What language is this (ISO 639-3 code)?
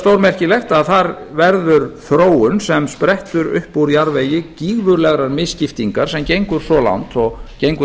isl